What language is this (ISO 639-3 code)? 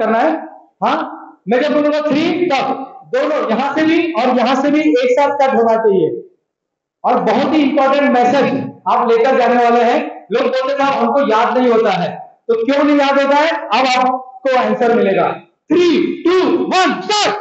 hin